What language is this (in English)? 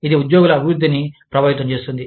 Telugu